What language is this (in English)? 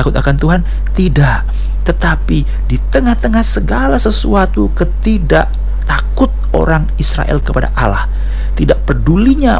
Indonesian